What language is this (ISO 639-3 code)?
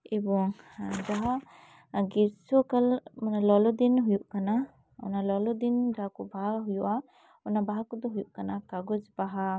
sat